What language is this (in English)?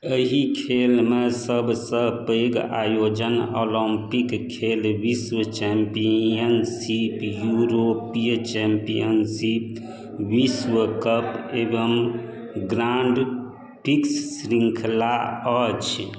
Maithili